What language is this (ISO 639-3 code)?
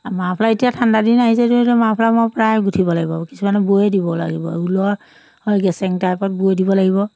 asm